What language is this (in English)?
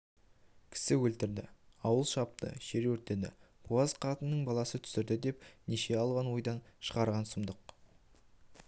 Kazakh